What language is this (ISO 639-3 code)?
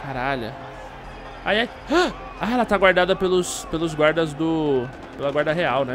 por